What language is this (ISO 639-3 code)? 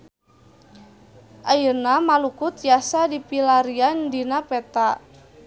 sun